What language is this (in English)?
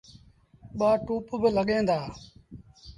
Sindhi Bhil